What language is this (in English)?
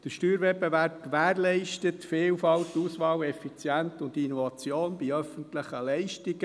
Swiss German